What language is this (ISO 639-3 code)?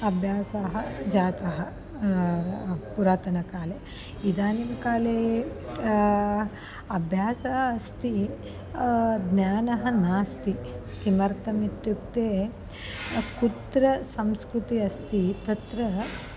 san